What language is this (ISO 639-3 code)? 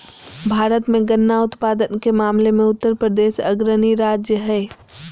mag